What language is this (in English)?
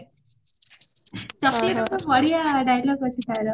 Odia